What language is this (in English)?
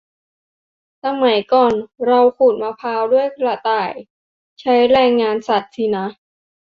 Thai